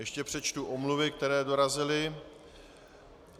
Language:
Czech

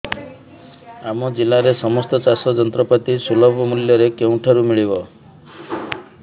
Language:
Odia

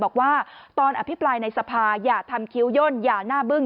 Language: Thai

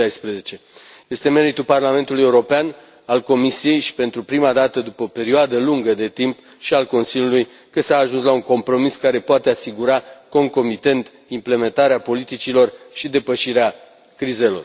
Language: Romanian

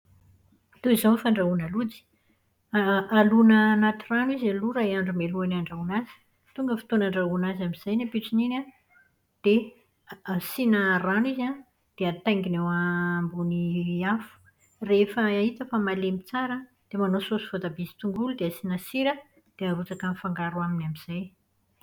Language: Malagasy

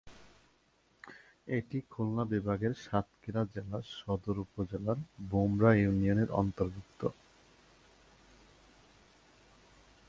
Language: Bangla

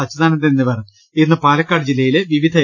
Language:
Malayalam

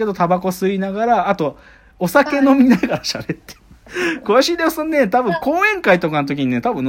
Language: Japanese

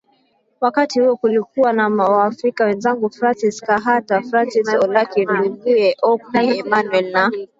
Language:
Swahili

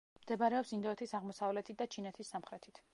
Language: Georgian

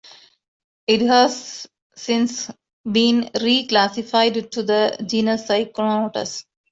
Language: English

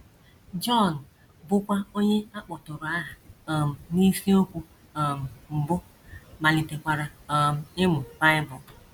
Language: Igbo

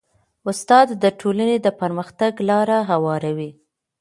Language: Pashto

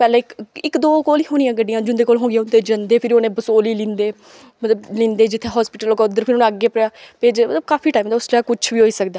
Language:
Dogri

